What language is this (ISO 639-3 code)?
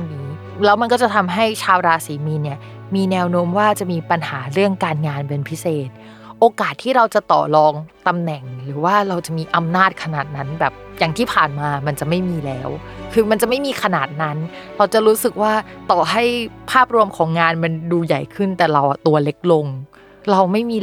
tha